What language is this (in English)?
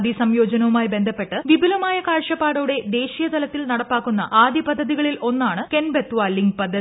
Malayalam